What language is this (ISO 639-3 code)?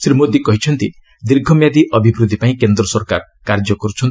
ori